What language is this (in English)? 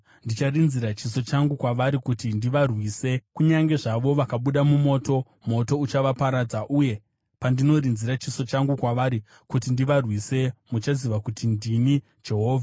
Shona